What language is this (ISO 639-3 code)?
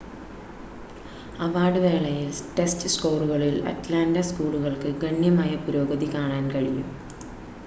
mal